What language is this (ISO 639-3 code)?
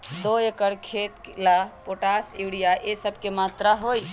mag